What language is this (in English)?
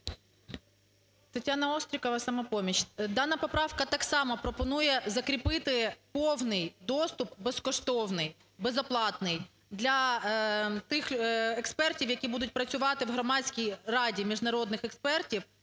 Ukrainian